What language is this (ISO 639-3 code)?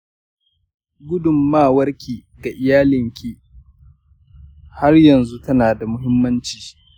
hau